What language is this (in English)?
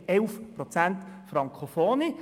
Swiss German